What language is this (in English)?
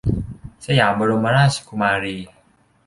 Thai